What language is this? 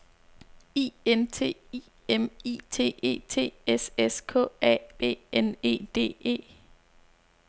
Danish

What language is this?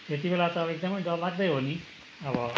Nepali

